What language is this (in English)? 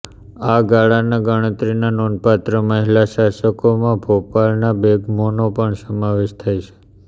Gujarati